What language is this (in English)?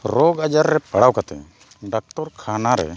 Santali